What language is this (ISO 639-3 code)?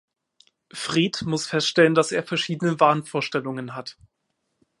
deu